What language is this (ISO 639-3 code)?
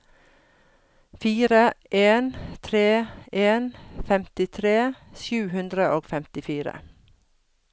nor